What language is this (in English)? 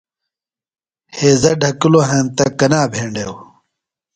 Phalura